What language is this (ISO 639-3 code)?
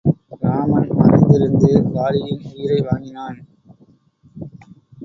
tam